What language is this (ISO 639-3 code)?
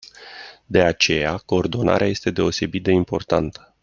ron